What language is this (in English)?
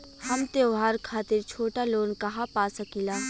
Bhojpuri